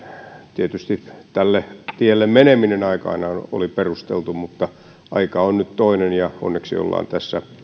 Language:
Finnish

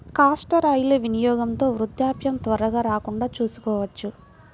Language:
Telugu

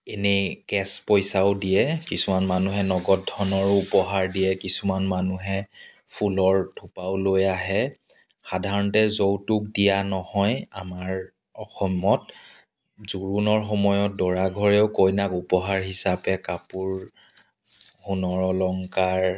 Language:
Assamese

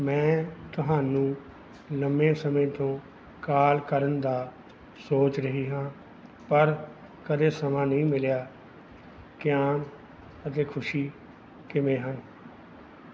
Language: Punjabi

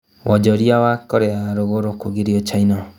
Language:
Kikuyu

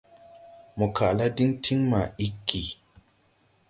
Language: Tupuri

